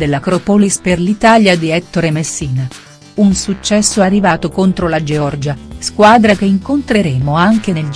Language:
Italian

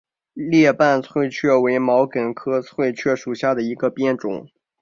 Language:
Chinese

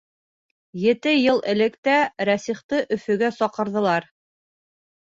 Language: Bashkir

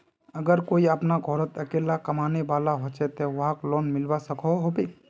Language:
Magahi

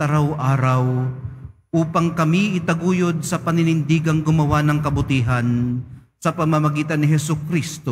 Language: Filipino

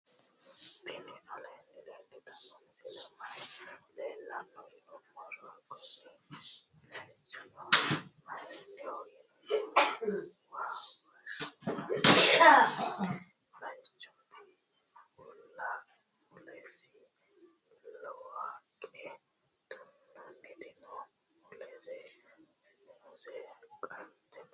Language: Sidamo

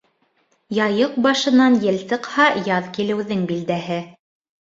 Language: Bashkir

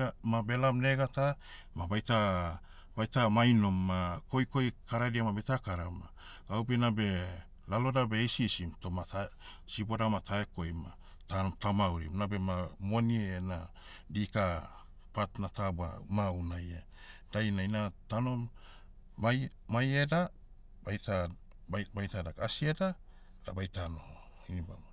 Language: Motu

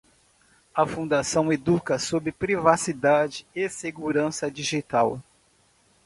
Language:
Portuguese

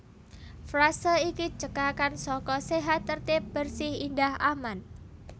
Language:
Javanese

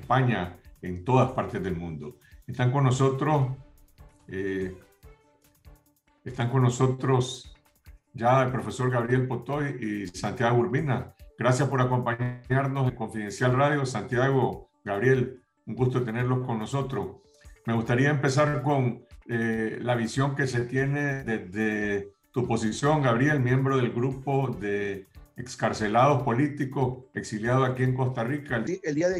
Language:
Spanish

